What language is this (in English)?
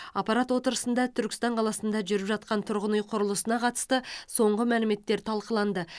Kazakh